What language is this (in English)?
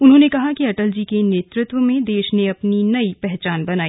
Hindi